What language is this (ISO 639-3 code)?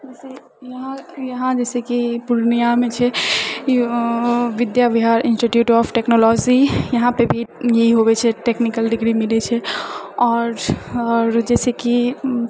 mai